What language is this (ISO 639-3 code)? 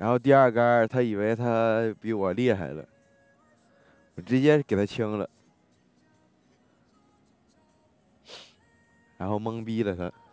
zho